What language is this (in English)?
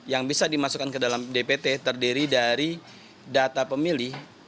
Indonesian